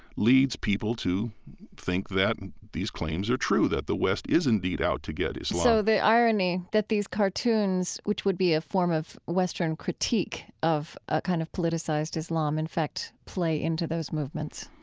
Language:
English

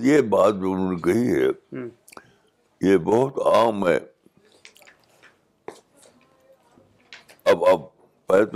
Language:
Urdu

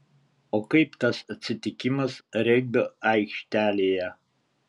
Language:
Lithuanian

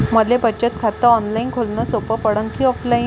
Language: Marathi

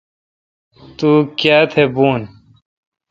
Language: Kalkoti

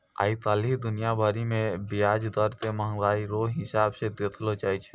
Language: Maithili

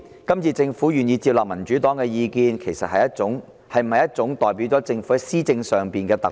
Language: Cantonese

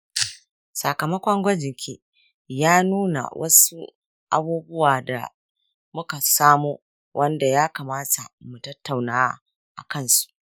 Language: Hausa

